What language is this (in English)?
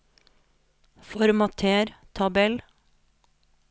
Norwegian